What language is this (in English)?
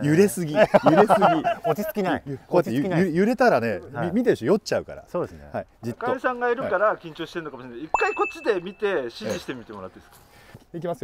Japanese